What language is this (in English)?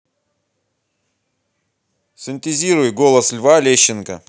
Russian